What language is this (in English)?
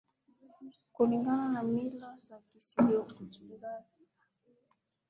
Swahili